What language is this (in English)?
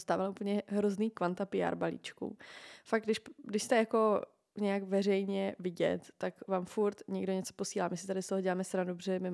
Czech